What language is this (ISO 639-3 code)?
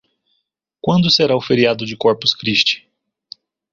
por